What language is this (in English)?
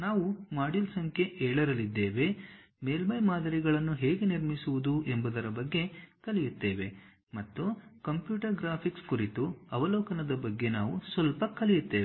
Kannada